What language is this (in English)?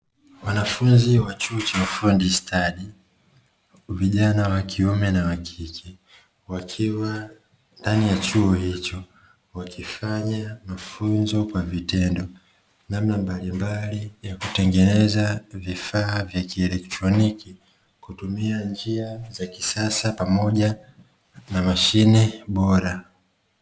Swahili